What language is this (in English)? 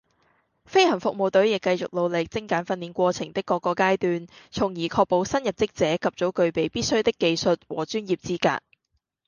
Cantonese